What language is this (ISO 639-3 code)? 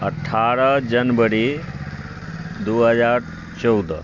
mai